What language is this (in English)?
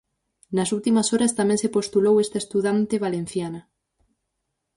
Galician